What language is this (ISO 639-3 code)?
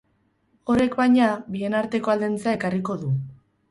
eus